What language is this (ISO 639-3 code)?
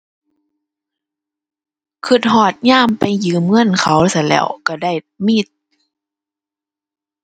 tha